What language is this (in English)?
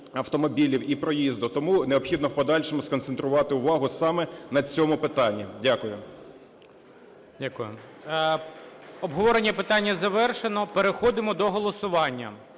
Ukrainian